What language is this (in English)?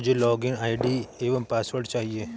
Hindi